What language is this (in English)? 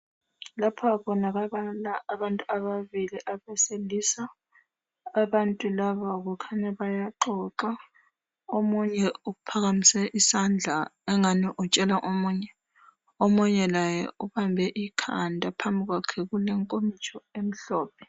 North Ndebele